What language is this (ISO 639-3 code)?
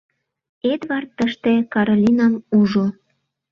chm